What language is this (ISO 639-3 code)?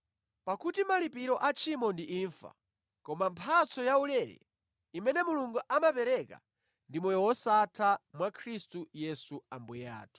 nya